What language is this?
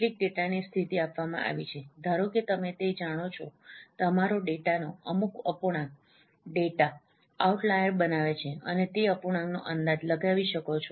Gujarati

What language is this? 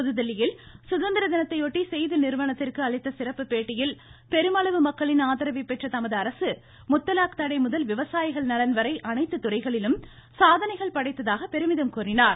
Tamil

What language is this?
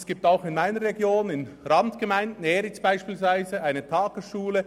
Swiss German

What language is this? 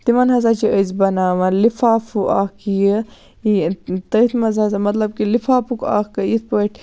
Kashmiri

